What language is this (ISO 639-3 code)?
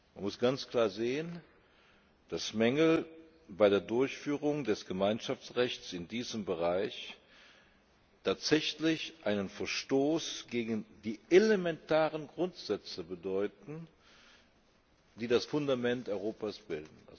deu